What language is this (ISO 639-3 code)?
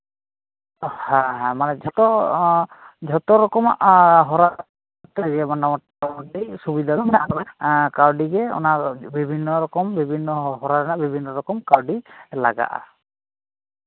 sat